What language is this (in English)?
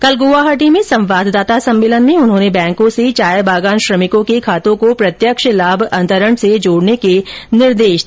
Hindi